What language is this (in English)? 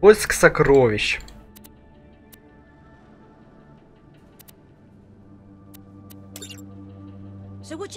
Russian